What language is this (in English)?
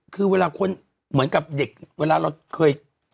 Thai